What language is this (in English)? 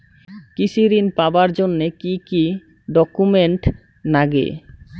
Bangla